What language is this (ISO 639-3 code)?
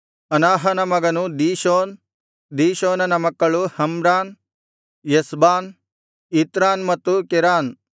kan